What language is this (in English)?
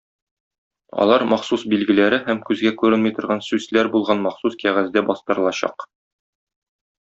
Tatar